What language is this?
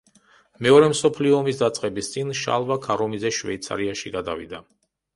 Georgian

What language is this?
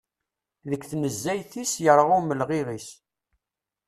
Kabyle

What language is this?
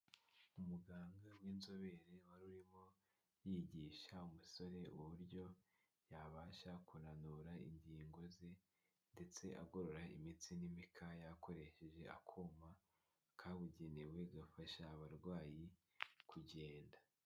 Kinyarwanda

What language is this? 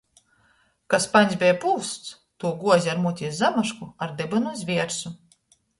Latgalian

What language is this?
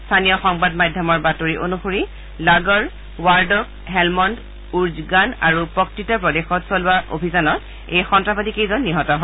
Assamese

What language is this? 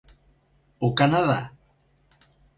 Galician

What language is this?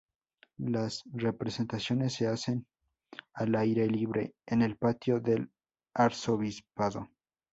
Spanish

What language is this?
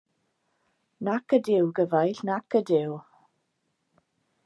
Welsh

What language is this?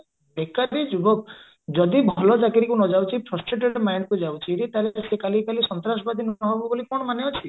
Odia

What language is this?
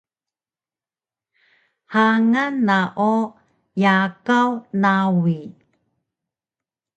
Taroko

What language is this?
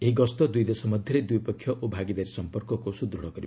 Odia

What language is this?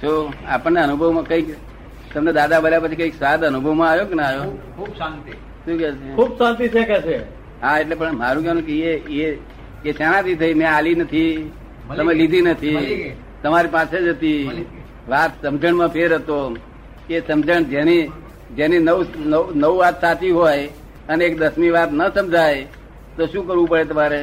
Gujarati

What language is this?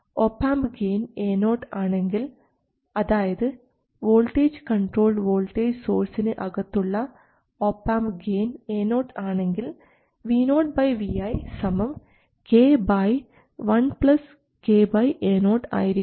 Malayalam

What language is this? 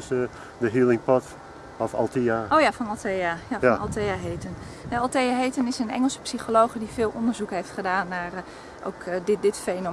Dutch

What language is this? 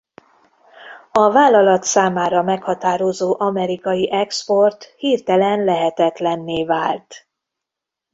Hungarian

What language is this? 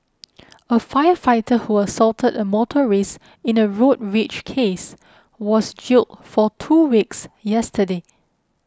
English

